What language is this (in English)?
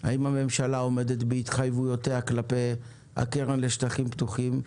Hebrew